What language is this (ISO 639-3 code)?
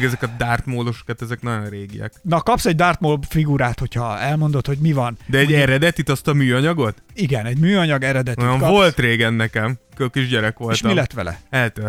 hun